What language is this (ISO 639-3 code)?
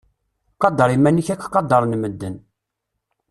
kab